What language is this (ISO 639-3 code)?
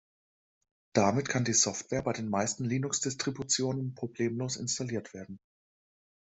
deu